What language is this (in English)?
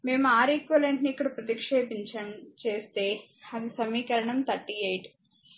Telugu